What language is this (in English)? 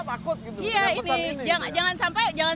Indonesian